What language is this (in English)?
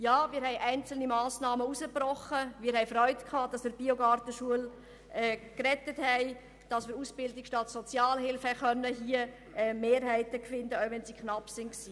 Swiss German